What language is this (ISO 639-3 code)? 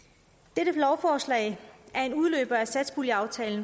dan